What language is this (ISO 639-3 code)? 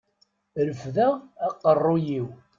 kab